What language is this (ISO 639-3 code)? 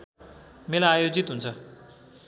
nep